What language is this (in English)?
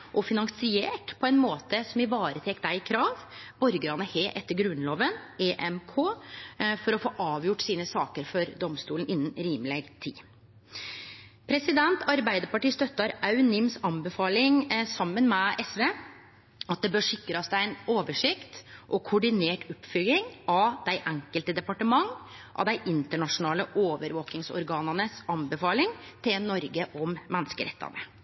Norwegian Nynorsk